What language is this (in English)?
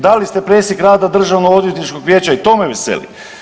Croatian